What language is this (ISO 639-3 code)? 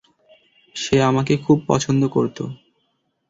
ben